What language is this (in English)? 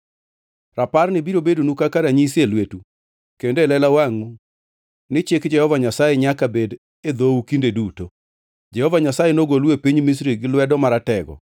Luo (Kenya and Tanzania)